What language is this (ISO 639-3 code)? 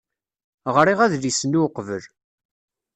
kab